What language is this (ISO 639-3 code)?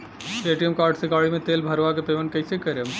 bho